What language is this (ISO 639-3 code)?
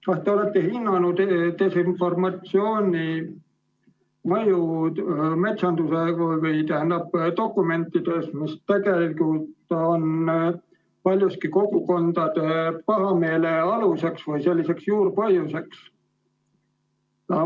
est